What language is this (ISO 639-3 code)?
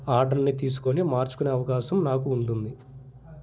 tel